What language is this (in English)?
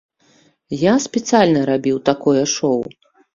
Belarusian